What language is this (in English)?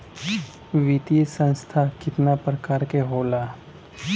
Bhojpuri